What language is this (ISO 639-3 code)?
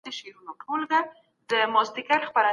pus